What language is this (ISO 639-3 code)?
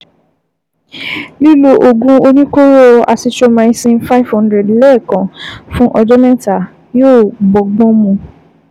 yor